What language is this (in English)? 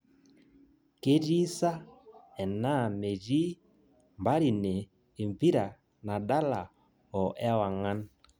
Masai